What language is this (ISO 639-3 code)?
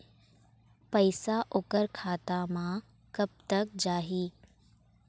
hne